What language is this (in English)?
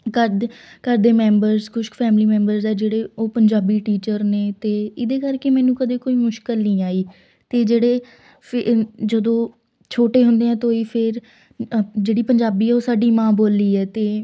Punjabi